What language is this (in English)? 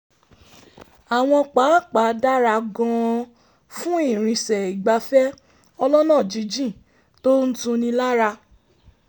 Yoruba